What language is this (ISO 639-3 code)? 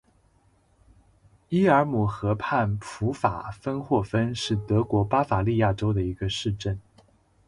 zho